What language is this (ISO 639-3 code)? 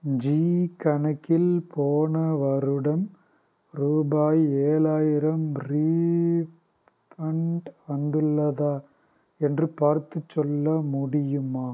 tam